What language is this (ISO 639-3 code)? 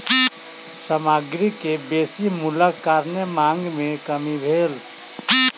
mai